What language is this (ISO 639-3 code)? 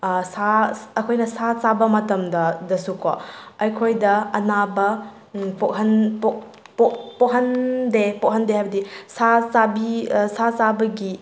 mni